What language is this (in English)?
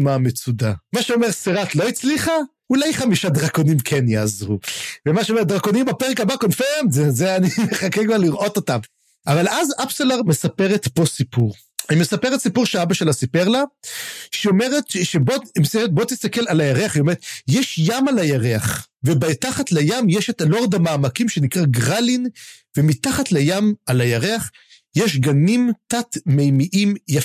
Hebrew